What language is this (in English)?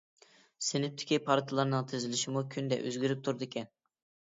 Uyghur